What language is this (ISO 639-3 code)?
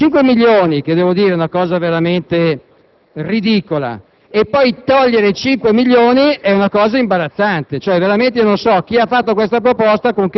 ita